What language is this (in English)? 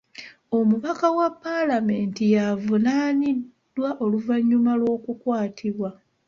Ganda